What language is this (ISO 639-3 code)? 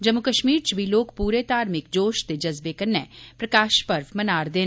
doi